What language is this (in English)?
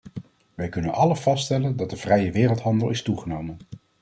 Dutch